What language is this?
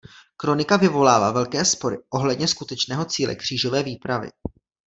Czech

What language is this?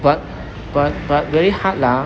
English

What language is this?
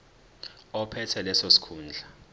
Zulu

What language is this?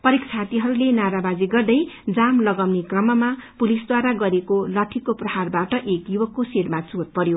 Nepali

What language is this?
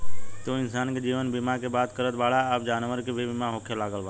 Bhojpuri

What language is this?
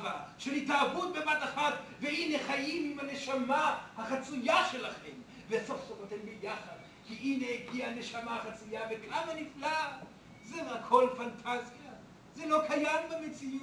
Hebrew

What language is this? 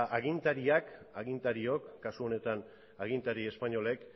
Basque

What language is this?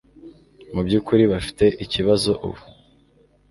Kinyarwanda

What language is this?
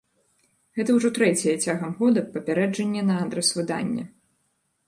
Belarusian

